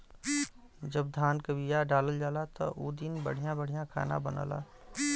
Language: Bhojpuri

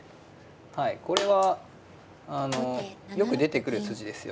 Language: Japanese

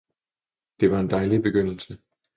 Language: Danish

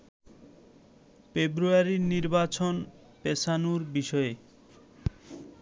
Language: Bangla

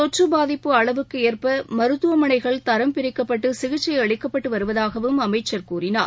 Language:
Tamil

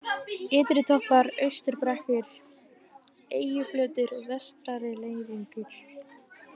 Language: Icelandic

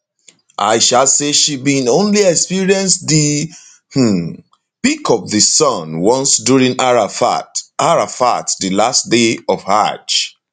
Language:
Nigerian Pidgin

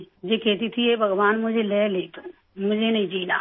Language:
Urdu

